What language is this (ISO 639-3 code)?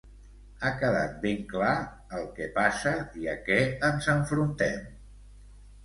cat